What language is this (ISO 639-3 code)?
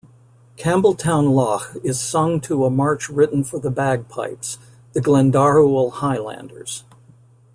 eng